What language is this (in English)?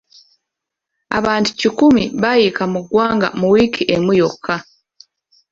Ganda